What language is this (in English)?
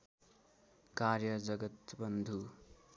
Nepali